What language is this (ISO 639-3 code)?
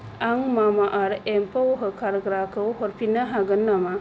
brx